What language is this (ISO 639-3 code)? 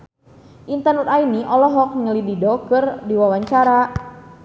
sun